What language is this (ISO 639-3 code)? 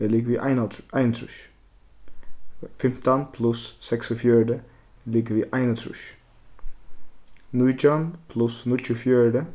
fao